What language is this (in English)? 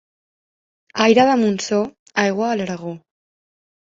Catalan